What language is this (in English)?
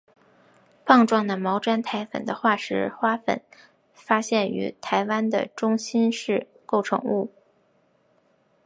Chinese